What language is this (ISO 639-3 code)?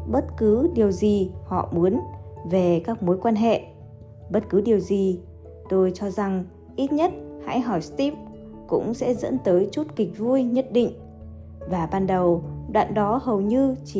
vie